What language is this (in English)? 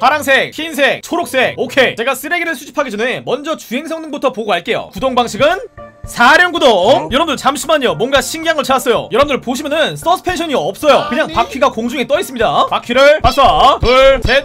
Korean